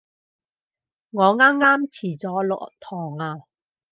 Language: Cantonese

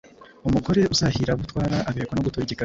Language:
Kinyarwanda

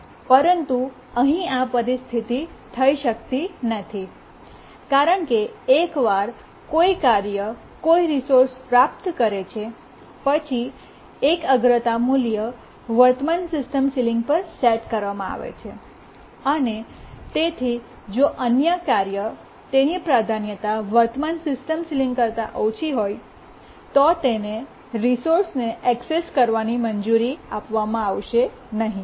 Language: Gujarati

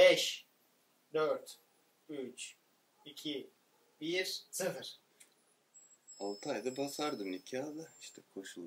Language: Turkish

